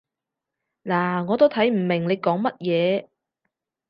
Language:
Cantonese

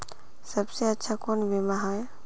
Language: Magahi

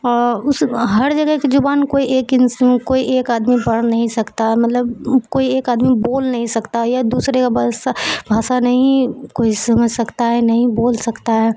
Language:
Urdu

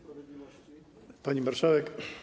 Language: Polish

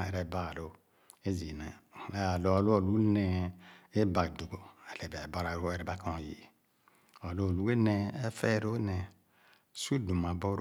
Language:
Khana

